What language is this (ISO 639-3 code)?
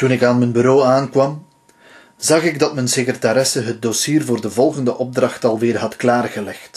nld